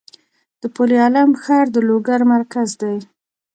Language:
Pashto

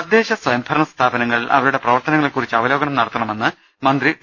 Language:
Malayalam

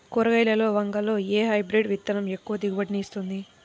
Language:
Telugu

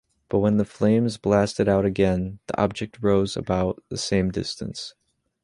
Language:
English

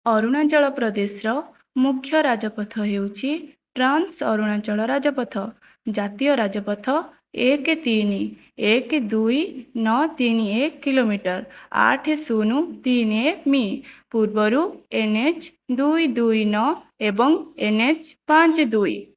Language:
Odia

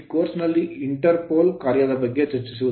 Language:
Kannada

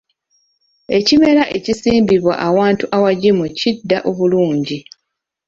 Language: Ganda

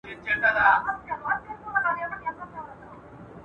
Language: Pashto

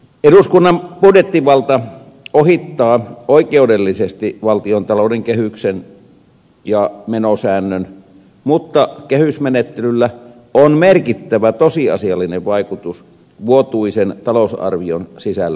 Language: Finnish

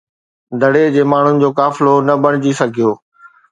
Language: Sindhi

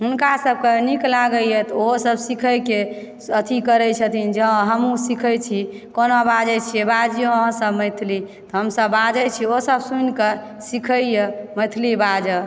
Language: Maithili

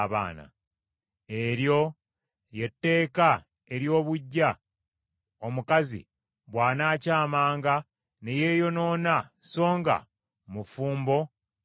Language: Ganda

